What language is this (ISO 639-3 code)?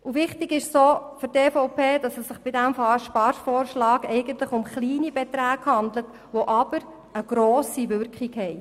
gsw